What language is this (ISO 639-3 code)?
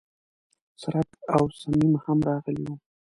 pus